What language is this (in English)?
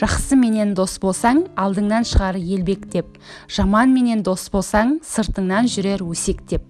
Turkish